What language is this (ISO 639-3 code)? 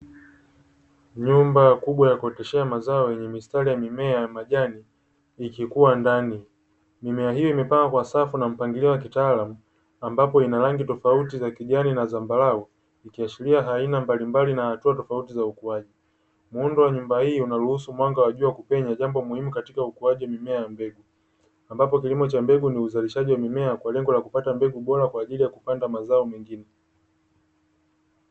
swa